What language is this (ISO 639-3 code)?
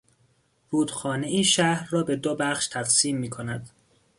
fas